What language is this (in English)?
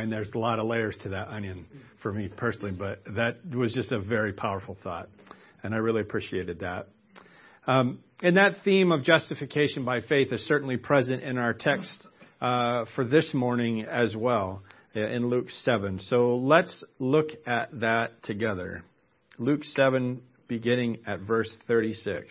English